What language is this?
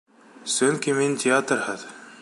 Bashkir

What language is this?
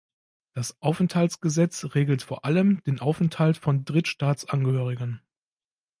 German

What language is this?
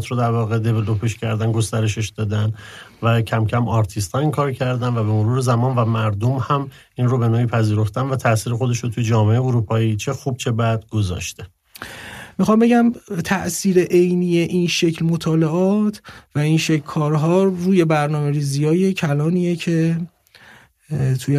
Persian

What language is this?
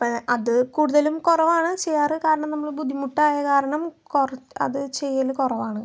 Malayalam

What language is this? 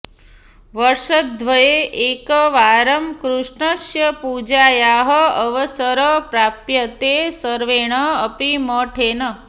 Sanskrit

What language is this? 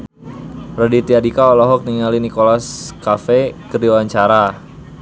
Sundanese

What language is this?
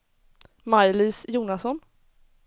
Swedish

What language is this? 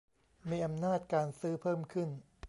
Thai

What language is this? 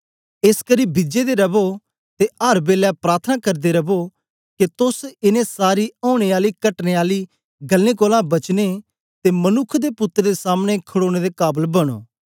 Dogri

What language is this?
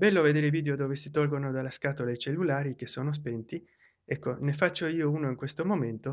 Italian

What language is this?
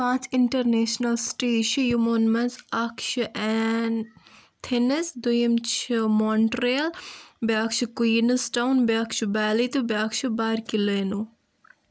Kashmiri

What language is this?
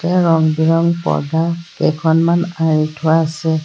Assamese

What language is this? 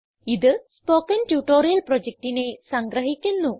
Malayalam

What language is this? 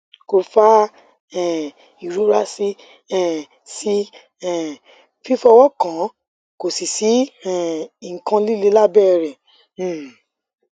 Yoruba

